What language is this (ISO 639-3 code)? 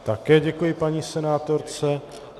ces